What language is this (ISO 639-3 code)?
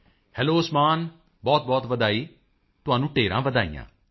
pan